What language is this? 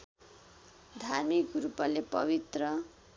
Nepali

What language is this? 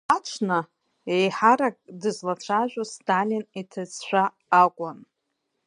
Abkhazian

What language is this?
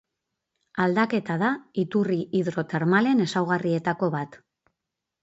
Basque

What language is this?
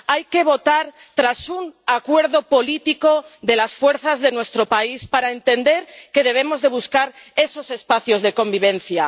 Spanish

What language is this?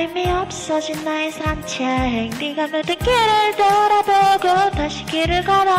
Romanian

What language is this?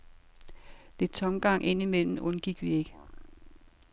Danish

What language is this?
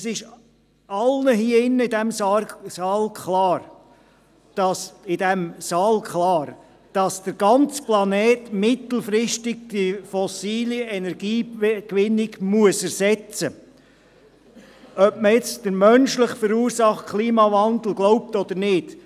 Swiss German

